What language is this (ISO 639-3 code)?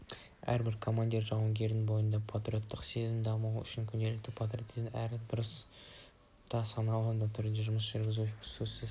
kaz